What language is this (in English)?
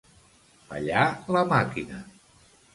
Catalan